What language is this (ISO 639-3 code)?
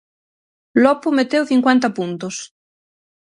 glg